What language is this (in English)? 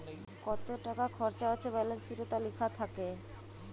Bangla